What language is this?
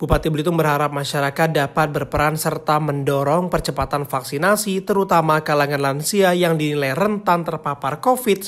Indonesian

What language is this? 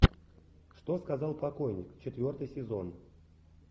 Russian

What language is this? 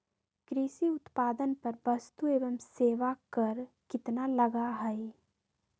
Magahi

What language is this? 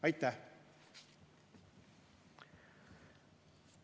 Estonian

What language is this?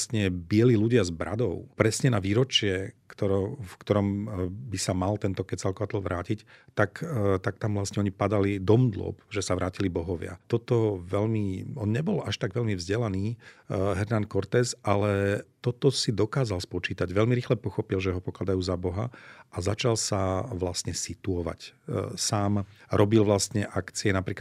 Slovak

